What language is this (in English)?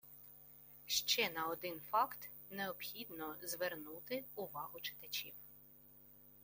Ukrainian